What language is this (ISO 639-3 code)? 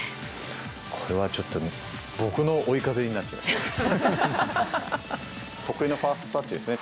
jpn